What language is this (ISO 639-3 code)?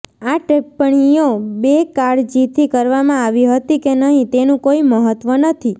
guj